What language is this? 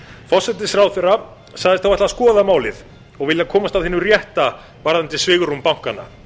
Icelandic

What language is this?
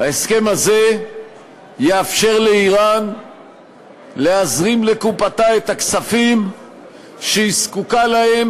Hebrew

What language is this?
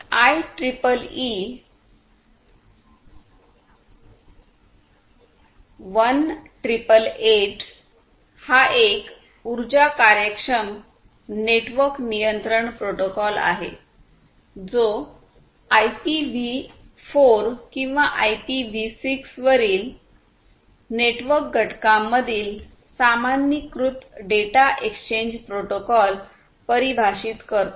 Marathi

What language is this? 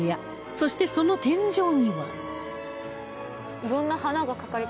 Japanese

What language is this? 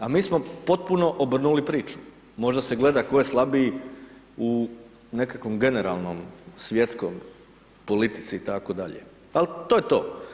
Croatian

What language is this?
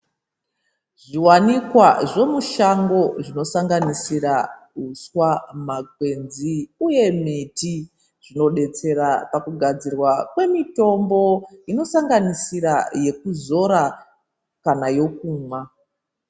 Ndau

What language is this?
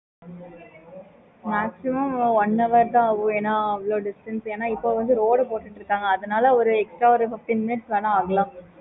Tamil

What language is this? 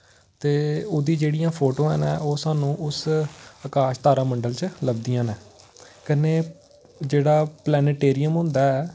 Dogri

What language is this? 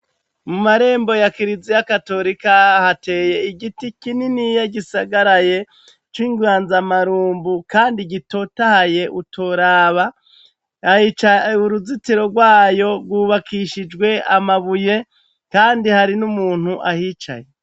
Rundi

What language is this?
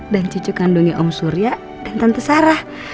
Indonesian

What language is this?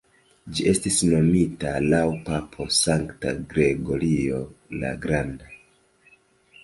Esperanto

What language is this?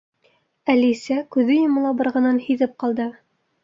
Bashkir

